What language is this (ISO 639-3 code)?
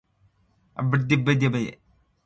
rup